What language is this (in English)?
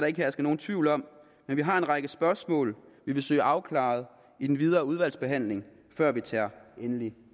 Danish